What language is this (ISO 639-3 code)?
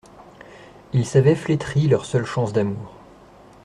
fra